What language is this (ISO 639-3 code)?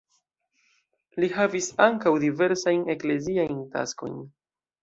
epo